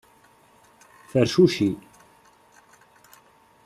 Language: Kabyle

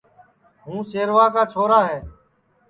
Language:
Sansi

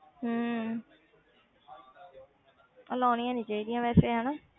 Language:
Punjabi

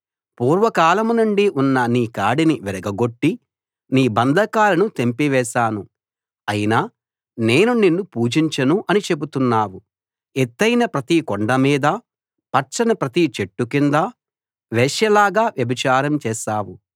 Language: Telugu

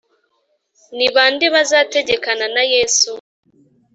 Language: Kinyarwanda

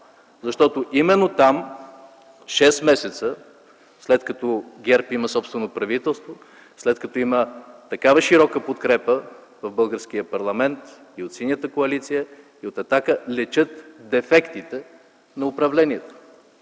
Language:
Bulgarian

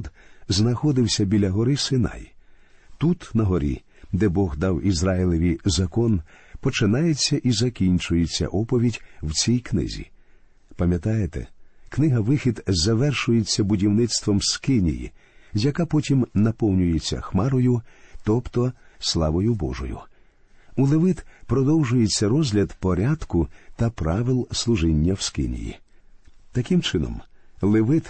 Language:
Ukrainian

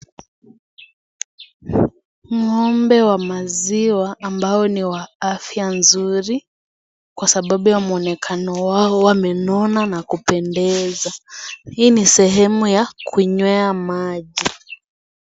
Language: Swahili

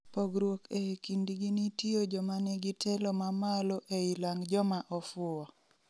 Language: Luo (Kenya and Tanzania)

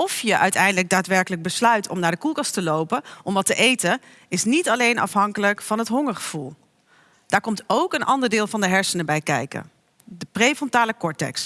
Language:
Dutch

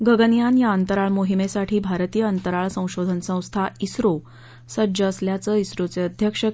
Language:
Marathi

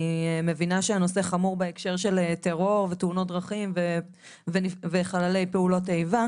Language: Hebrew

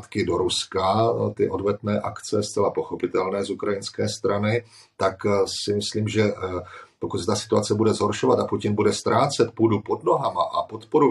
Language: Czech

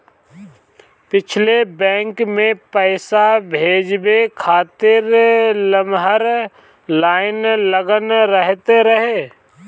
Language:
Bhojpuri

